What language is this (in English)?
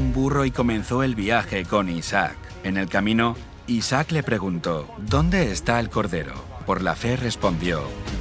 Spanish